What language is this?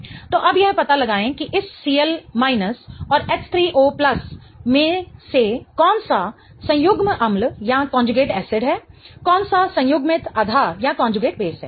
Hindi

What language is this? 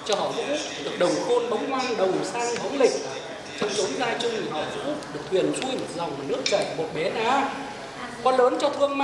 Vietnamese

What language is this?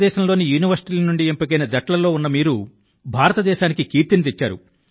Telugu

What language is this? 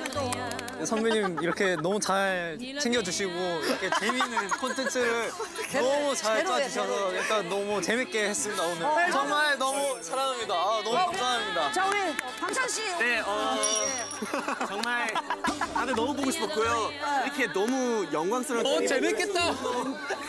Korean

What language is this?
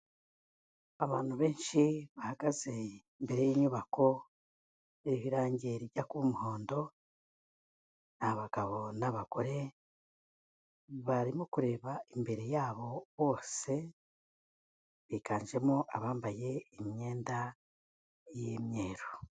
Kinyarwanda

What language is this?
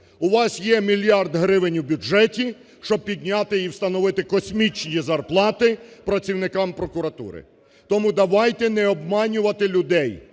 Ukrainian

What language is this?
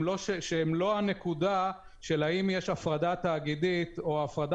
Hebrew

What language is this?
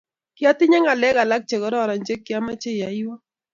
Kalenjin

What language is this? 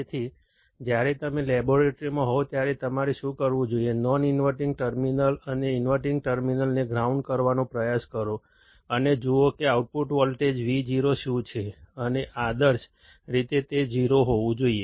Gujarati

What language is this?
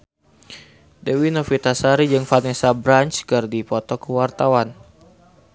Sundanese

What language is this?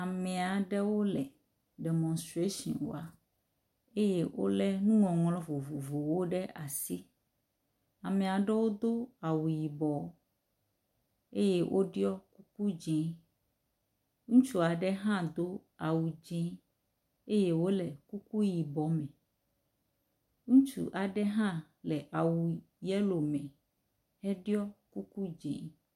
Ewe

